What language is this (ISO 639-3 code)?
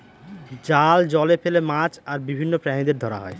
ben